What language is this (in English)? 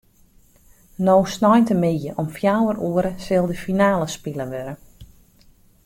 Western Frisian